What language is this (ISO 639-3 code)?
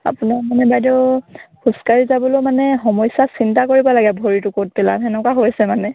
asm